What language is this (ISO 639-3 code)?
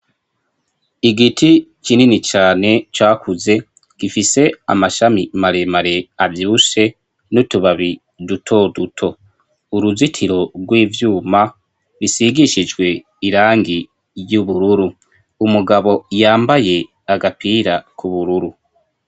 run